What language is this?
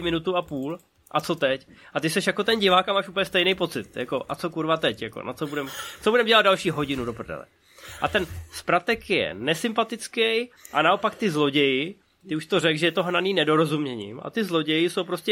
Czech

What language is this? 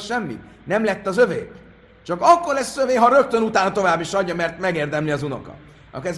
Hungarian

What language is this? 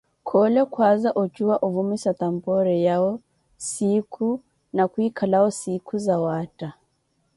Koti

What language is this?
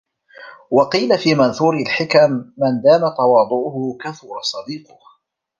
Arabic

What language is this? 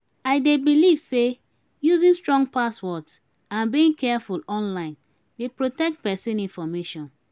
Nigerian Pidgin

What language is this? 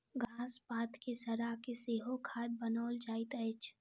Maithili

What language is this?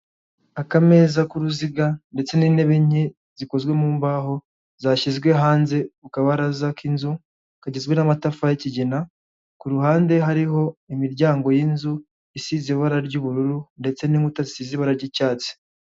Kinyarwanda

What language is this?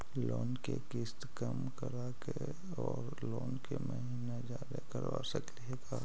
Magahi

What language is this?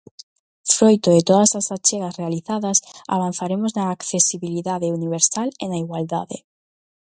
Galician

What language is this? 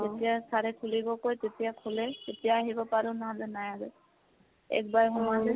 Assamese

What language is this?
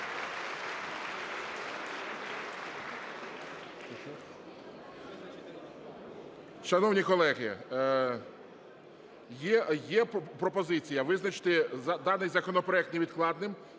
Ukrainian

